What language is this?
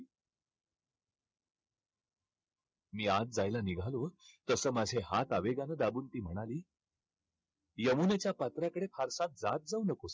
Marathi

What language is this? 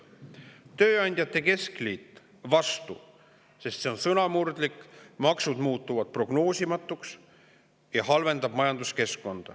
Estonian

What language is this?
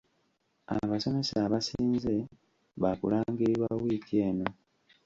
Ganda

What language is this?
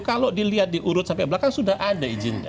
Indonesian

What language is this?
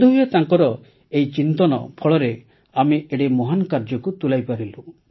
Odia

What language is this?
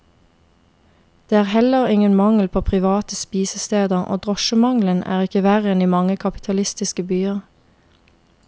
Norwegian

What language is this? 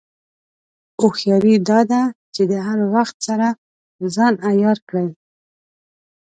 Pashto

